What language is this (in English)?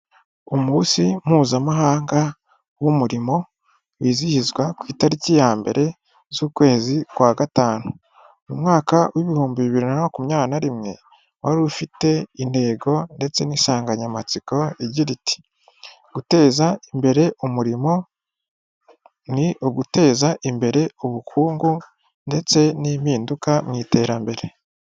Kinyarwanda